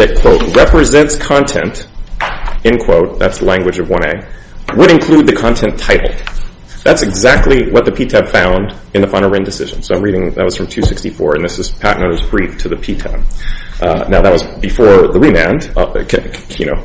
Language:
English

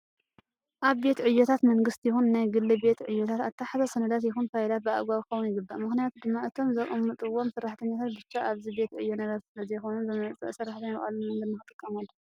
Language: Tigrinya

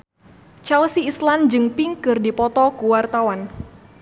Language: Sundanese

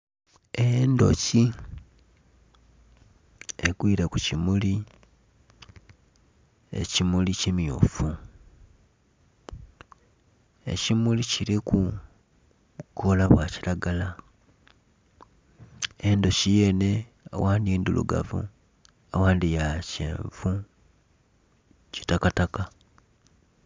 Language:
Soga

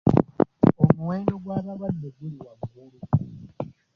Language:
Ganda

